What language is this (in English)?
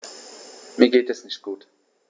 German